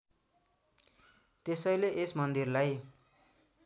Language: Nepali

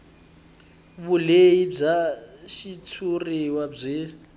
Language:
Tsonga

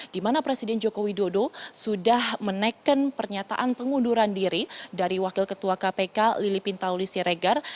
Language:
Indonesian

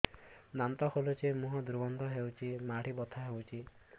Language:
Odia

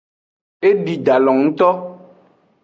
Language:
Aja (Benin)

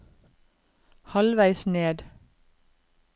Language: Norwegian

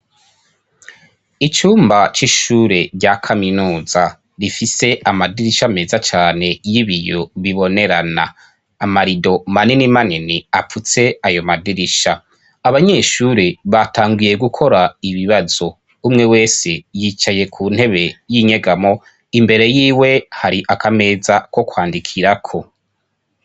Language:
Rundi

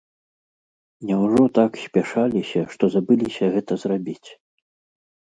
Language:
Belarusian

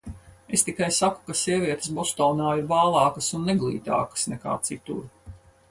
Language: Latvian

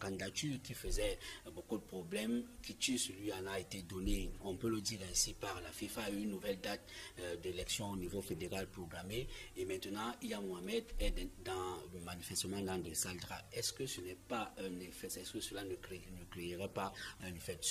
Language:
French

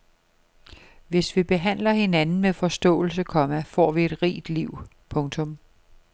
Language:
Danish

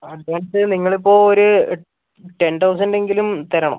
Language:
Malayalam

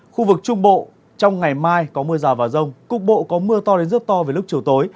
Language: Vietnamese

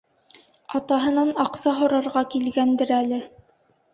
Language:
Bashkir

